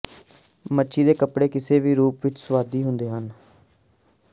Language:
Punjabi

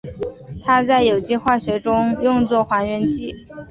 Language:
Chinese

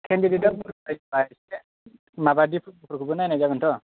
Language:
Bodo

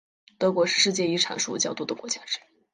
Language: Chinese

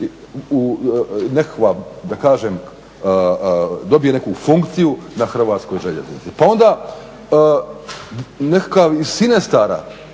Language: Croatian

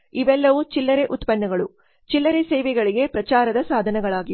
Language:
Kannada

